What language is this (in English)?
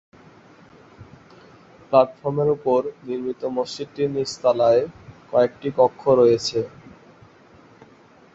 Bangla